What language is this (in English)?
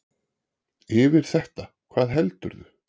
Icelandic